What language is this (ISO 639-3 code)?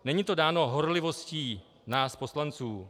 ces